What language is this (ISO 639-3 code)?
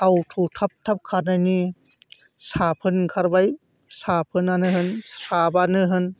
brx